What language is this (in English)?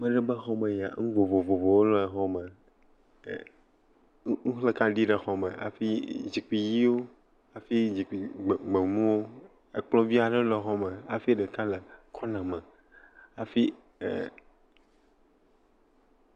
Ewe